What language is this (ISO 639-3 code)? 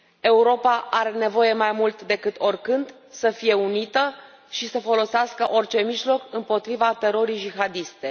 ron